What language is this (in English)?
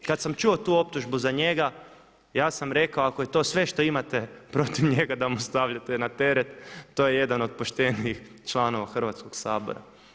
Croatian